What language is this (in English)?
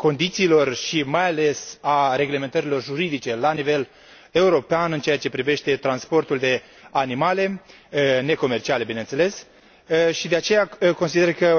Romanian